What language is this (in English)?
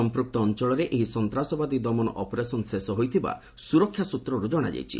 Odia